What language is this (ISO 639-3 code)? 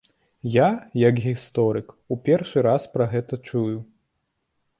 bel